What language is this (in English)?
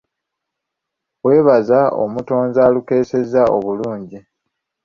Ganda